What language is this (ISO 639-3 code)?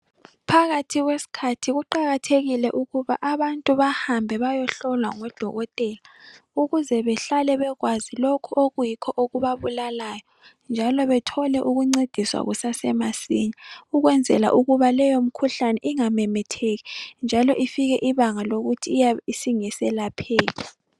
nde